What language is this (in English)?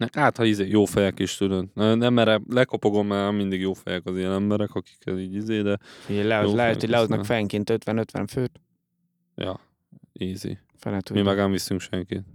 Hungarian